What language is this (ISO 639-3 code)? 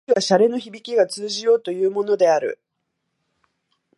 jpn